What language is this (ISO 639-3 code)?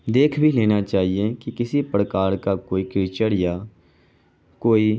urd